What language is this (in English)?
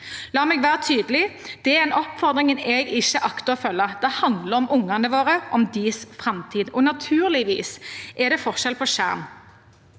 Norwegian